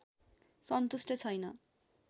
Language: Nepali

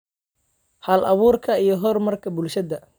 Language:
Somali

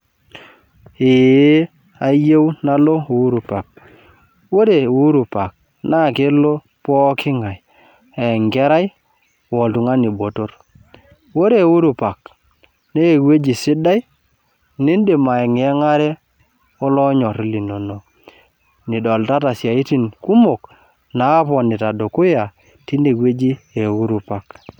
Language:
Masai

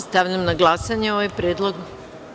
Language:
Serbian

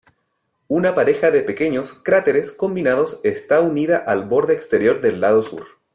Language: Spanish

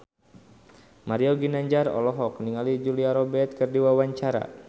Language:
Sundanese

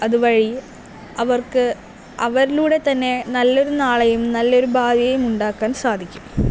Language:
Malayalam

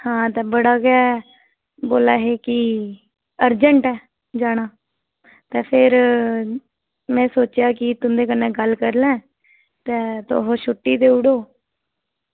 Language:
Dogri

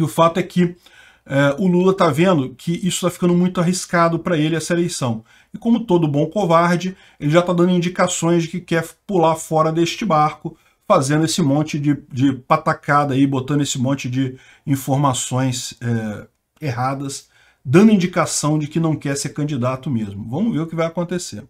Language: Portuguese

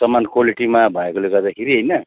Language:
Nepali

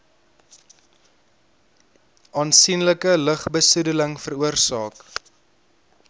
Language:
Afrikaans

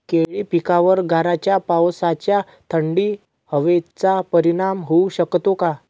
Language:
Marathi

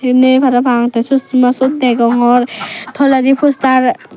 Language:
Chakma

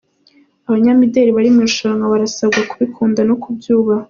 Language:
Kinyarwanda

